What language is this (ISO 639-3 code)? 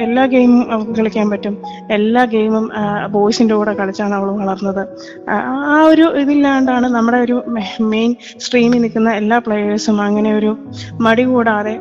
mal